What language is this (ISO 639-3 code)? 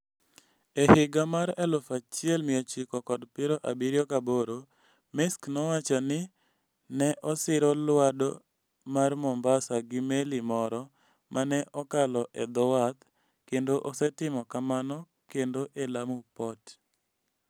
luo